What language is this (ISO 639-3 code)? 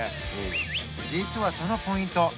jpn